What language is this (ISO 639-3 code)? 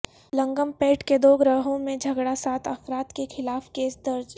urd